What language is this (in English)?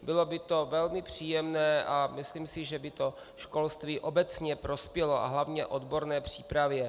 Czech